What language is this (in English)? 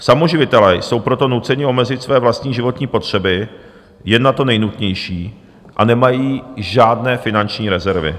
Czech